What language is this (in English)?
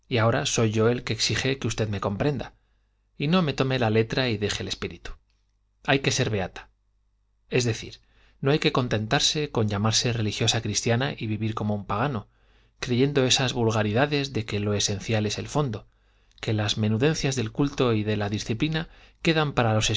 Spanish